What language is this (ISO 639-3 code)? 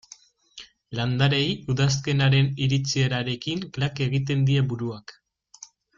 eus